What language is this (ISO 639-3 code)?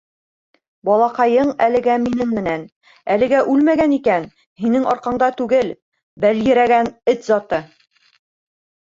bak